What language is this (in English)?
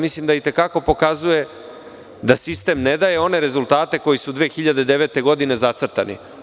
Serbian